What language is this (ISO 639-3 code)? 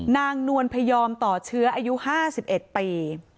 tha